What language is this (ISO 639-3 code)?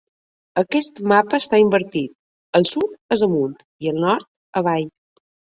cat